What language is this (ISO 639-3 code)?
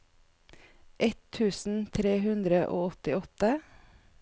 nor